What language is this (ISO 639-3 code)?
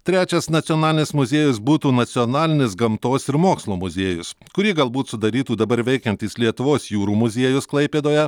lit